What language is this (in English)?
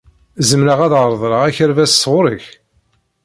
Kabyle